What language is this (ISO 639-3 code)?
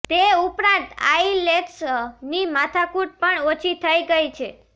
guj